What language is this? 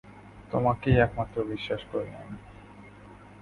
Bangla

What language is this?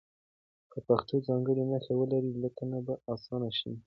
Pashto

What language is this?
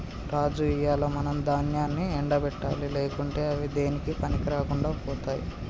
Telugu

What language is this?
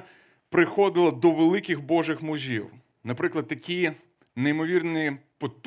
Ukrainian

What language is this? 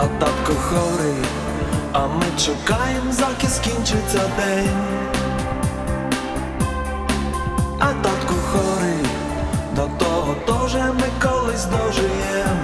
Ukrainian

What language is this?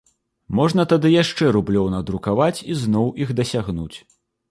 Belarusian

